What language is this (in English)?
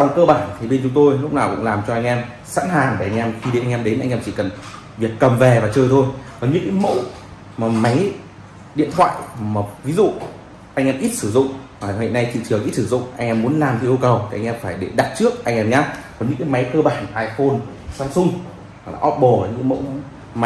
Vietnamese